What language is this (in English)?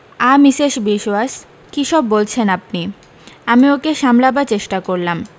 Bangla